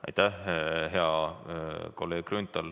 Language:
Estonian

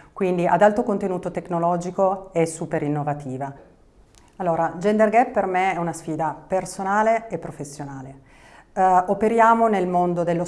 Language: Italian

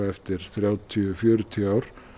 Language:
Icelandic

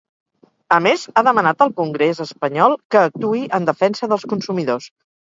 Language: Catalan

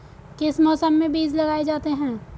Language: Hindi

